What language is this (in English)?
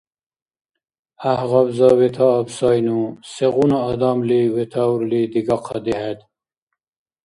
Dargwa